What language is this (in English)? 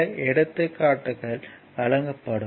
Tamil